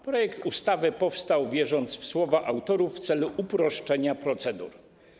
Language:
Polish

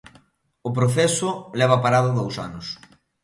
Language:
Galician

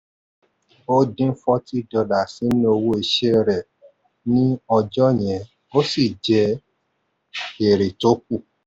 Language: Yoruba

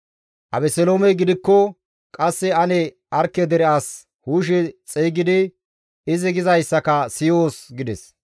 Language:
Gamo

